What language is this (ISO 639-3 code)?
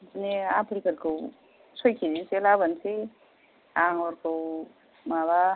brx